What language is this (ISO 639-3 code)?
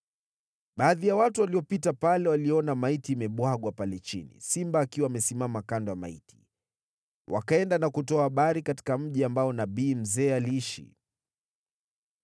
swa